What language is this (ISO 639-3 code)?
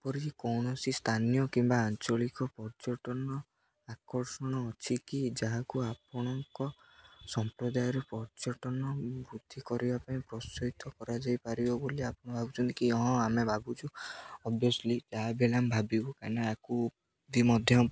ori